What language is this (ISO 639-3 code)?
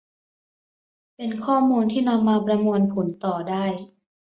tha